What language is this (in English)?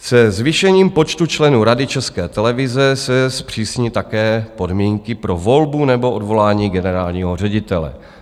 Czech